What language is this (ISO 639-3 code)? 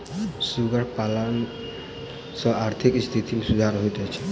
mai